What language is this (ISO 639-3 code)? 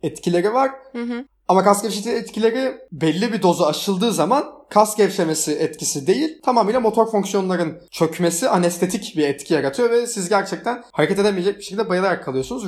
tur